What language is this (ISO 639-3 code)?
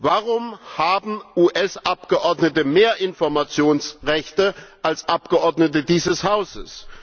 deu